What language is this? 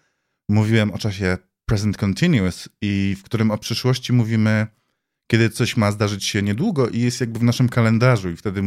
Polish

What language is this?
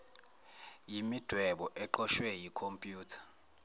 Zulu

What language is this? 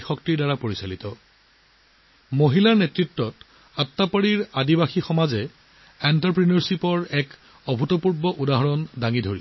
Assamese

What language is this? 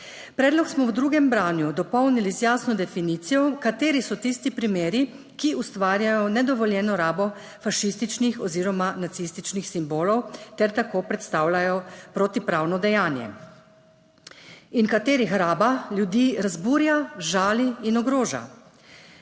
Slovenian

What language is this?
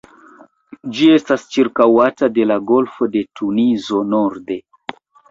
Esperanto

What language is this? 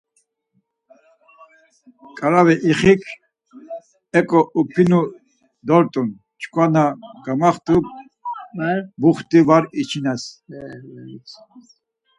Laz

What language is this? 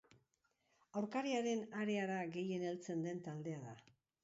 Basque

